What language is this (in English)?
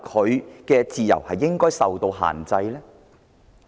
Cantonese